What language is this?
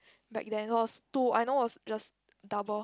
English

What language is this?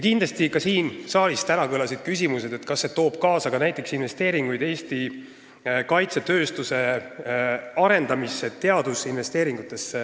Estonian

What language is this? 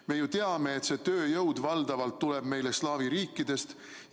Estonian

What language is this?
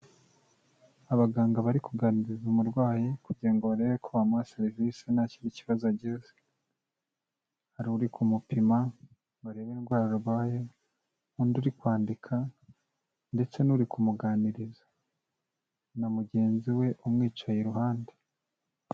Kinyarwanda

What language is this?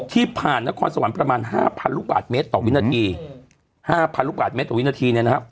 Thai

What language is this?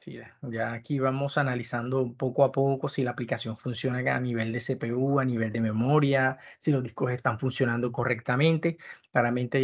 Spanish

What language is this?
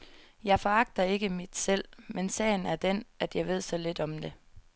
Danish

